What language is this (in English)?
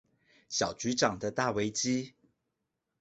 Chinese